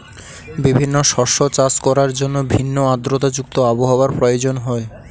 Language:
Bangla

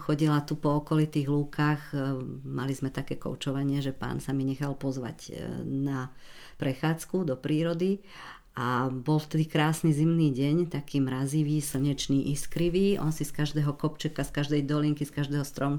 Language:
Slovak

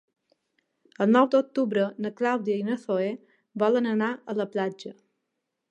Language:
Catalan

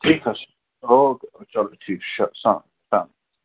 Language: Kashmiri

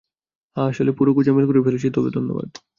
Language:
Bangla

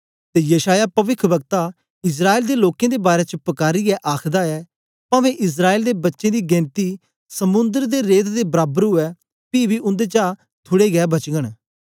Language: Dogri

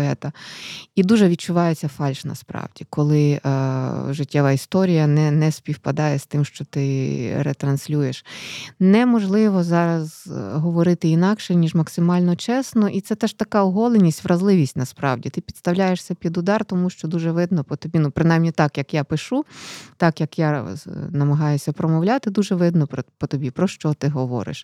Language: Ukrainian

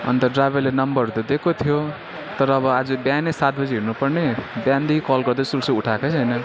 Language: Nepali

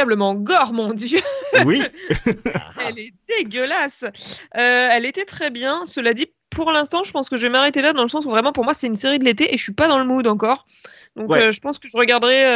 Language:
French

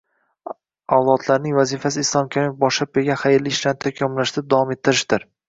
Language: Uzbek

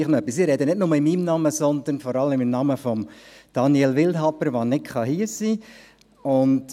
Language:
Swiss German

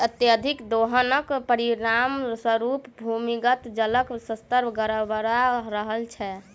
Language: Maithili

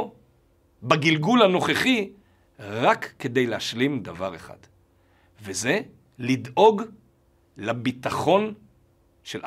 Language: Hebrew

